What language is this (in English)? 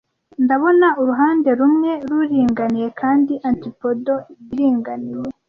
Kinyarwanda